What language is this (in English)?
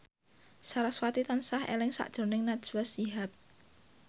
Javanese